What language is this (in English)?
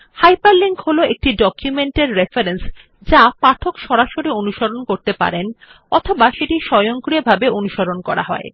Bangla